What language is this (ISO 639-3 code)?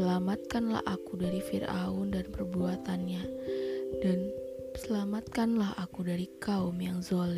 ind